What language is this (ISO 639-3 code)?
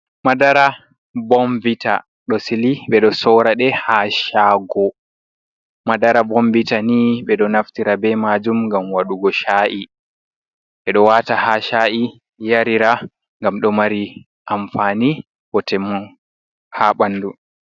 ful